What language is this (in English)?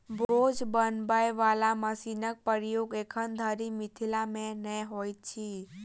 Maithili